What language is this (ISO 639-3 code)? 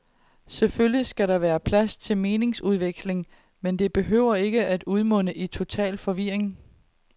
dan